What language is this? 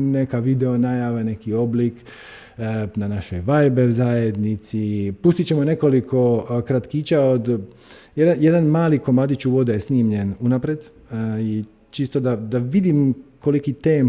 Croatian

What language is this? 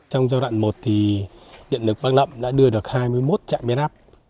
Vietnamese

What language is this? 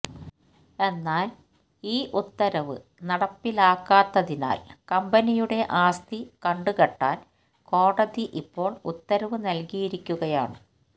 Malayalam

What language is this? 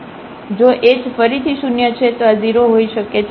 Gujarati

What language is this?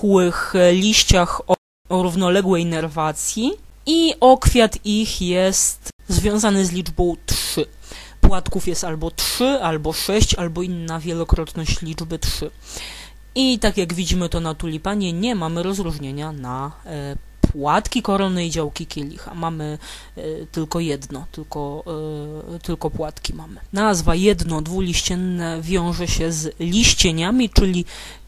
Polish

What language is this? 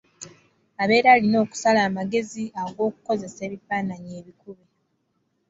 Ganda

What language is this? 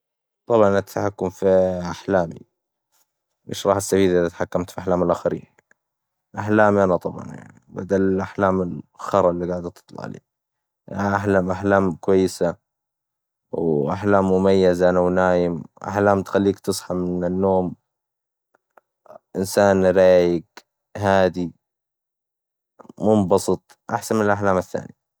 Hijazi Arabic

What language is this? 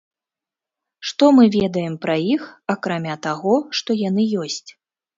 Belarusian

